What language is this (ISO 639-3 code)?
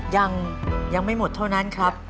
tha